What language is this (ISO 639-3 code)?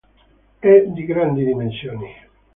ita